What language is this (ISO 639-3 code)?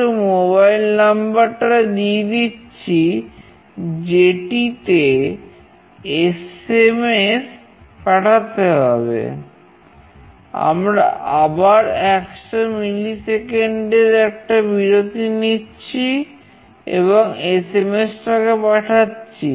ben